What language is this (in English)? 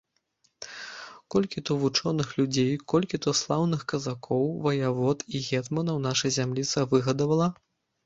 Belarusian